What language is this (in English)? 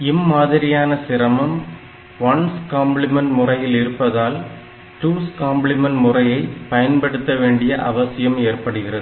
Tamil